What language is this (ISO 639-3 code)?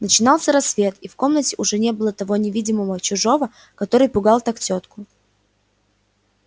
rus